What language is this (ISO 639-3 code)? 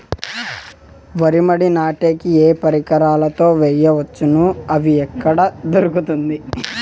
tel